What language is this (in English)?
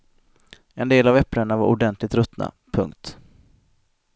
Swedish